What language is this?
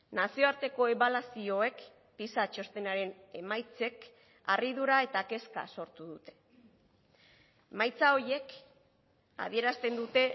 Basque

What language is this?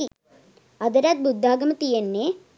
Sinhala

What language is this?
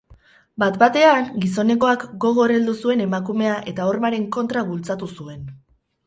Basque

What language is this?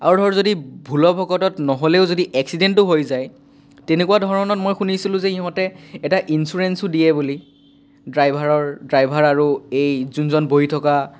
Assamese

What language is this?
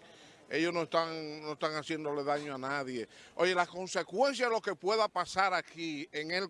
Spanish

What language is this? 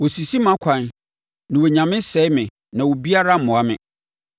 Akan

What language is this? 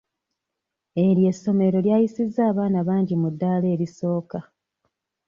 Ganda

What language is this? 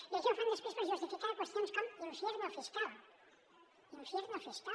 Catalan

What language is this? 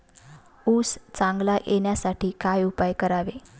Marathi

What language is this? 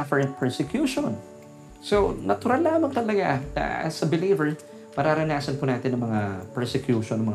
Filipino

